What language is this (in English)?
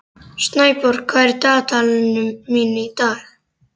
Icelandic